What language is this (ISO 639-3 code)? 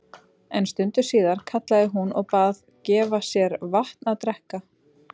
isl